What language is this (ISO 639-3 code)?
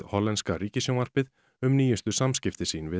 isl